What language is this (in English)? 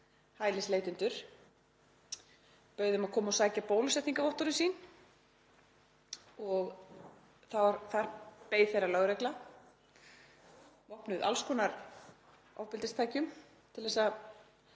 Icelandic